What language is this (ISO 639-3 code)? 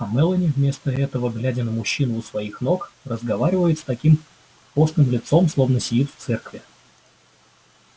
rus